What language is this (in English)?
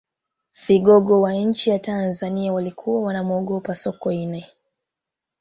Swahili